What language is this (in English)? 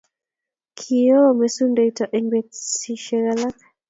Kalenjin